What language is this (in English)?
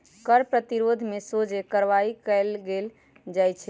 Magahi